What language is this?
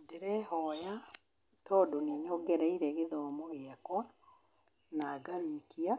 Kikuyu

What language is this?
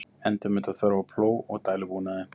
Icelandic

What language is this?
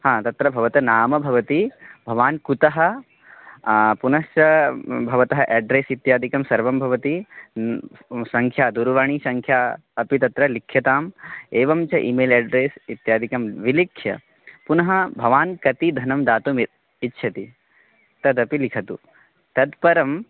Sanskrit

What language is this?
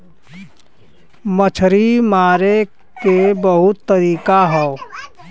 Bhojpuri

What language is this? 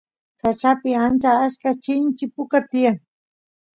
Santiago del Estero Quichua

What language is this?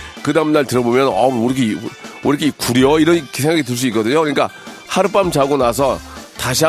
Korean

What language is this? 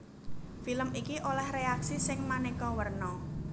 Javanese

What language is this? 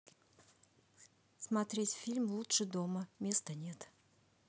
Russian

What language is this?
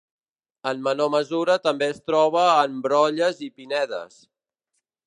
Catalan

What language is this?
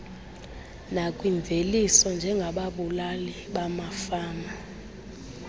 Xhosa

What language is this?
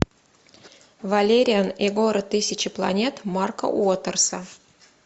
Russian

